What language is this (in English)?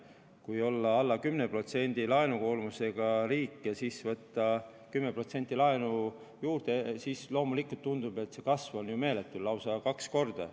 Estonian